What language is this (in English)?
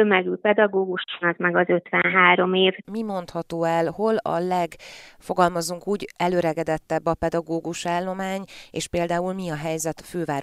Hungarian